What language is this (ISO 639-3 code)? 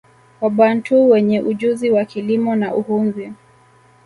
swa